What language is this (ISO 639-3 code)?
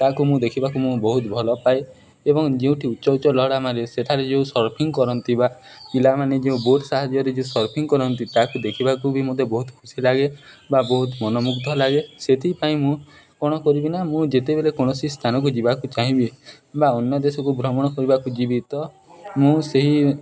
ori